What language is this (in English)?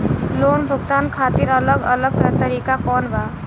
Bhojpuri